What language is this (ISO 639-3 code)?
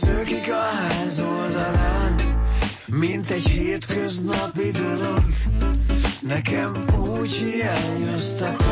hun